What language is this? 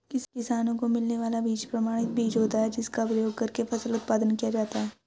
Hindi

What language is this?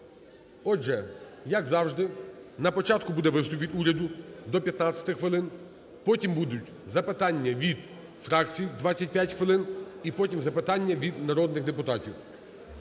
Ukrainian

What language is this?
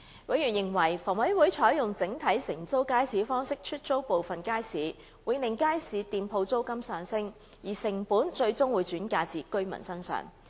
Cantonese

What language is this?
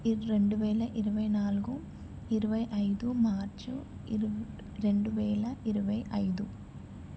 Telugu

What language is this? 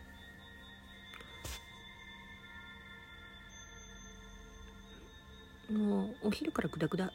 Japanese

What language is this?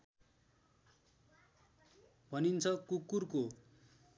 Nepali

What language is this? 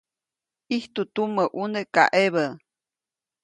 Copainalá Zoque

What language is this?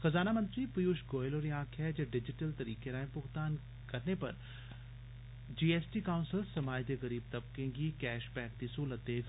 Dogri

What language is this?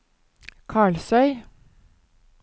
Norwegian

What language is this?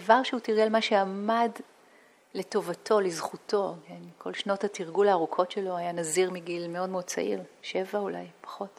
Hebrew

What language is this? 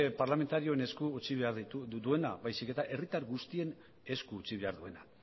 Basque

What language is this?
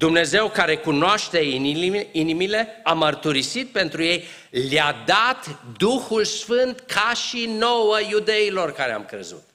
Romanian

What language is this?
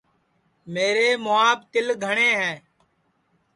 Sansi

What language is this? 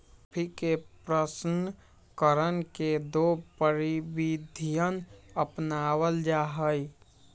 Magahi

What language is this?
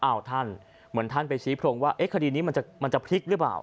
Thai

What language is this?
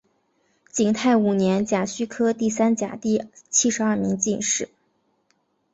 Chinese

